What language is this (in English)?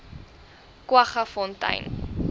Afrikaans